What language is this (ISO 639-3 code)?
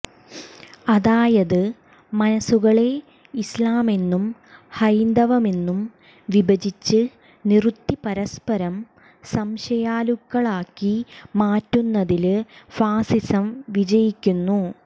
mal